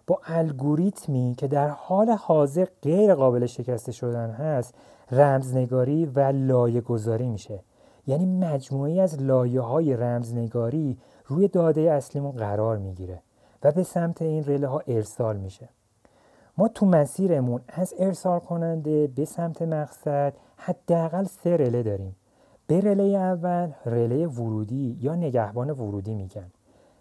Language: Persian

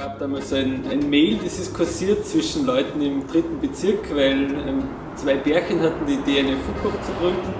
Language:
German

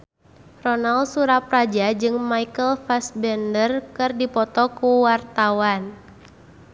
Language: Sundanese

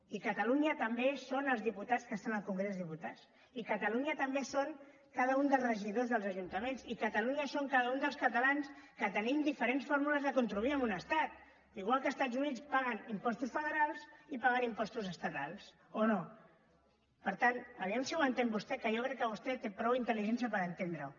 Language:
Catalan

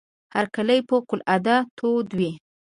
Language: Pashto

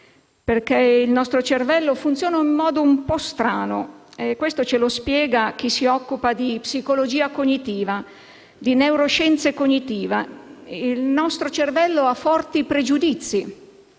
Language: Italian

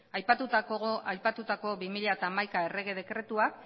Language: Basque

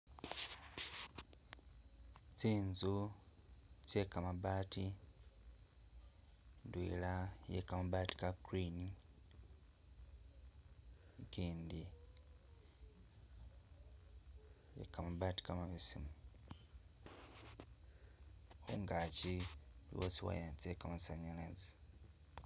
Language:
Masaaba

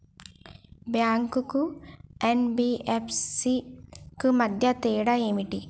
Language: Telugu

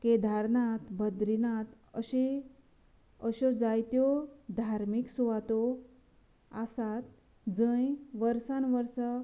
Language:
Konkani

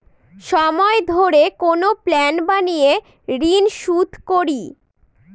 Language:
Bangla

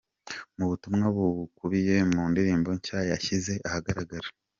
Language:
Kinyarwanda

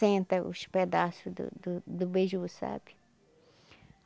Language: Portuguese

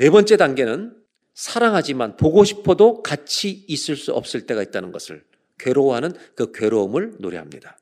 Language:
Korean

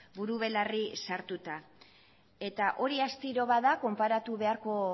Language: Basque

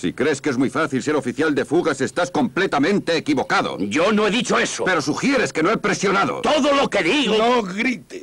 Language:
Spanish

